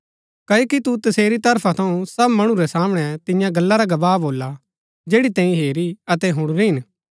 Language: Gaddi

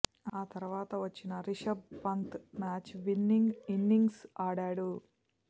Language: Telugu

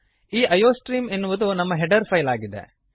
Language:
Kannada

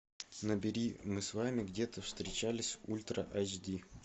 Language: Russian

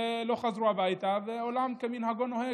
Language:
Hebrew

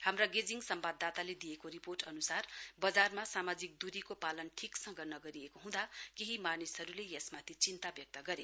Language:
Nepali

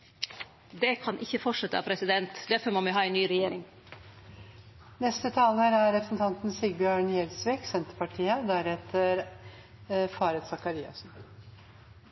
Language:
Norwegian Nynorsk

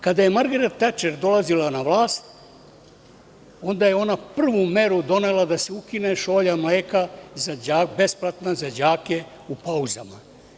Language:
Serbian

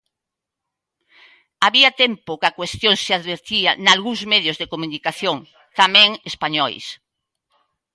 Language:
Galician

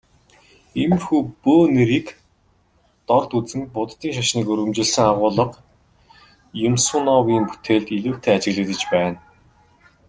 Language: Mongolian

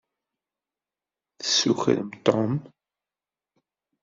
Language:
Kabyle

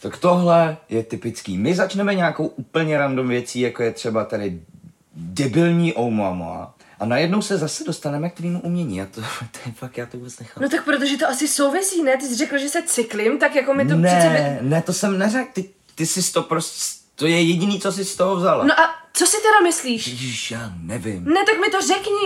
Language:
Czech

